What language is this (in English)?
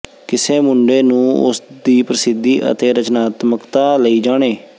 Punjabi